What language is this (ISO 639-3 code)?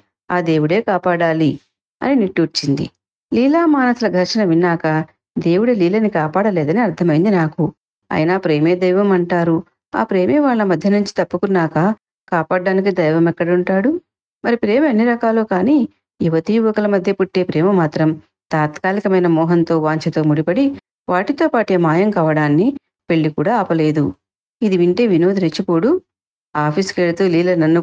tel